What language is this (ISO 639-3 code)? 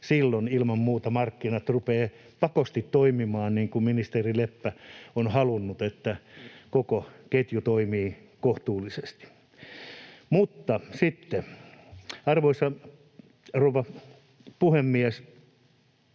fin